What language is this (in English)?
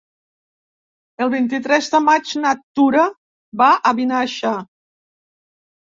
Catalan